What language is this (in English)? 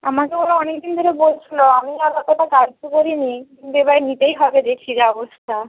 Bangla